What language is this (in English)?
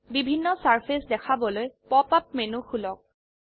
Assamese